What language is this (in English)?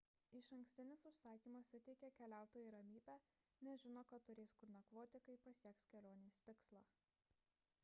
Lithuanian